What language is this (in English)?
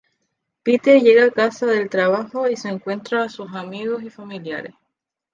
Spanish